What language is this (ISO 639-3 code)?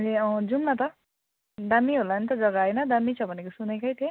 nep